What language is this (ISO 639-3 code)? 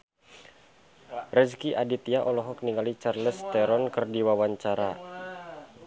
sun